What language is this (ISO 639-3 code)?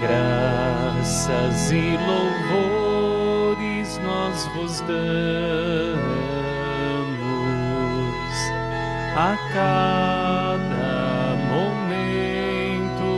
por